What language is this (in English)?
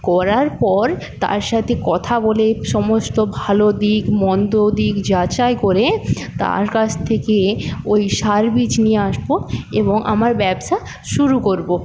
Bangla